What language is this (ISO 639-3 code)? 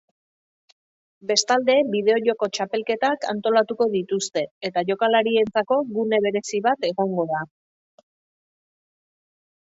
eus